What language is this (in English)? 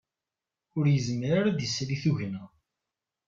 Kabyle